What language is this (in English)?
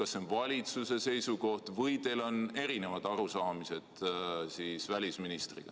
Estonian